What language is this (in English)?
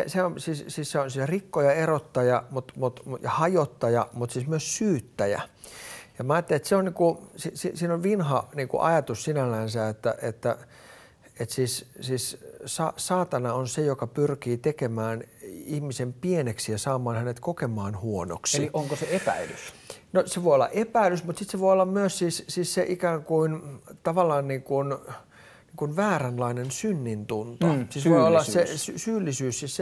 Finnish